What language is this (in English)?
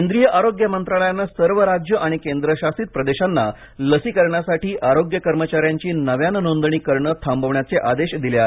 Marathi